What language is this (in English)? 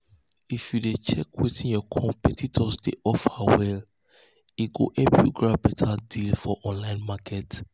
Nigerian Pidgin